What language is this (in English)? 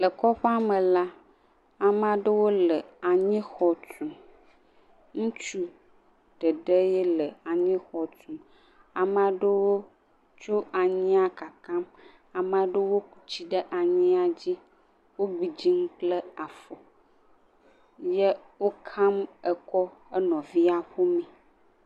Ewe